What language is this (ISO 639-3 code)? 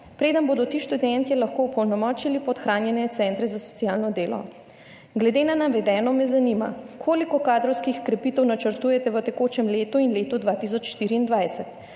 slv